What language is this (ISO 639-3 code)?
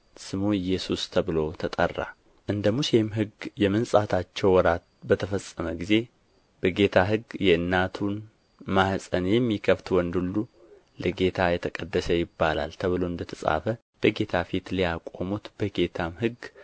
amh